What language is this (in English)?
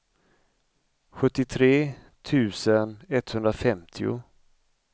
Swedish